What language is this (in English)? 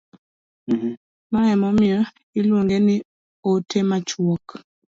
Luo (Kenya and Tanzania)